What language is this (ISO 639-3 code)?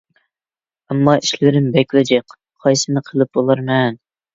uig